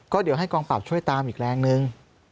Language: Thai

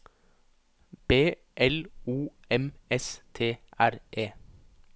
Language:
Norwegian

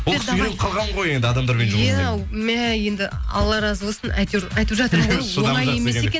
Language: Kazakh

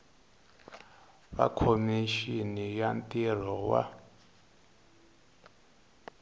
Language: Tsonga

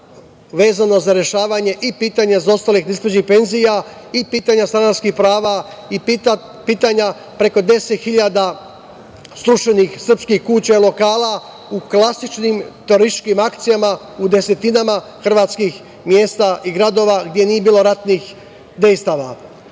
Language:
Serbian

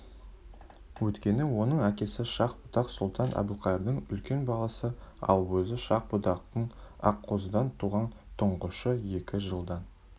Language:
Kazakh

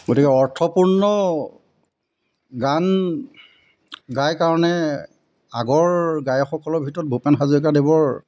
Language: Assamese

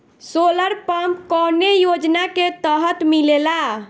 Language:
Bhojpuri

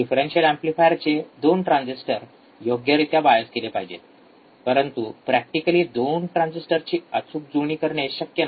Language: Marathi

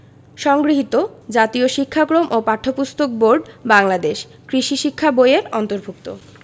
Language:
Bangla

